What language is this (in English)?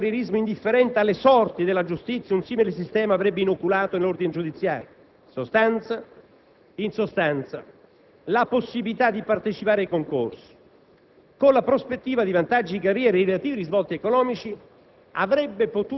Italian